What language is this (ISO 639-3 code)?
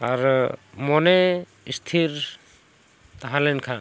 sat